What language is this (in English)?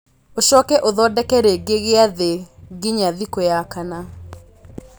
Kikuyu